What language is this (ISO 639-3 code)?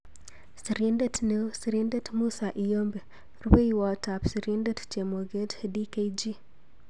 kln